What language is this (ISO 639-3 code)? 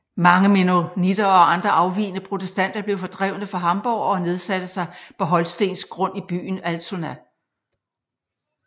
dan